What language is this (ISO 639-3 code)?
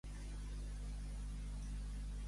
cat